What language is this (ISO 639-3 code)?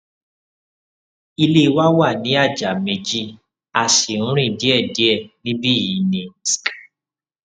yor